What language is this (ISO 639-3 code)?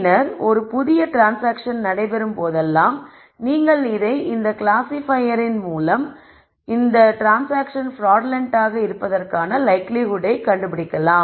tam